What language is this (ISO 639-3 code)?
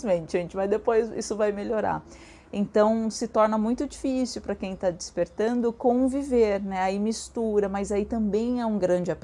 por